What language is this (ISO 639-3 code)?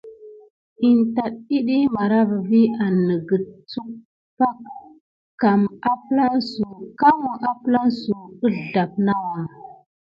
gid